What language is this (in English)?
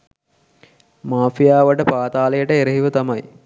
Sinhala